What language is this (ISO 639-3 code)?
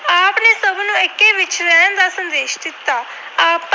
pan